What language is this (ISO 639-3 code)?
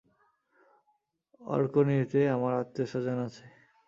ben